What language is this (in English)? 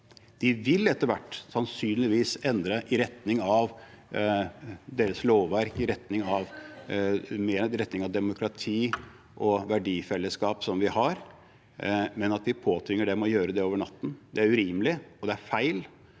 Norwegian